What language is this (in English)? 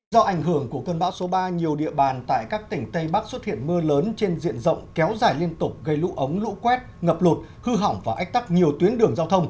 Vietnamese